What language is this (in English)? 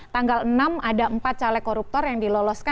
Indonesian